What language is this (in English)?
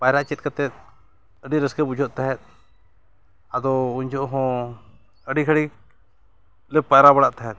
Santali